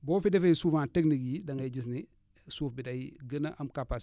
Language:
Wolof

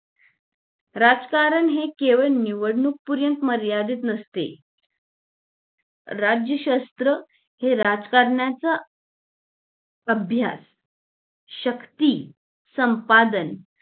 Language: Marathi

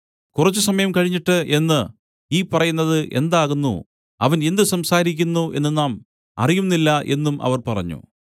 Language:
Malayalam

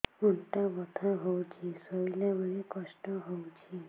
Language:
Odia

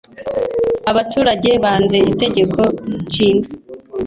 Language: Kinyarwanda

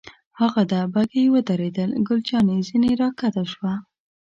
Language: Pashto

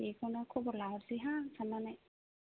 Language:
Bodo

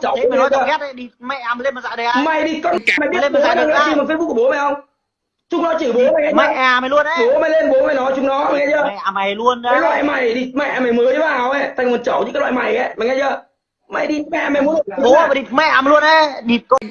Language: Vietnamese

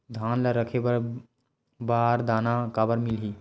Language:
Chhattisgarhi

